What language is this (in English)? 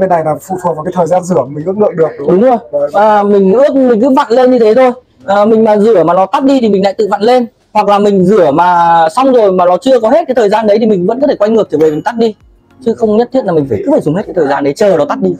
Vietnamese